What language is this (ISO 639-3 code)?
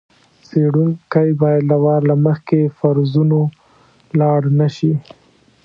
pus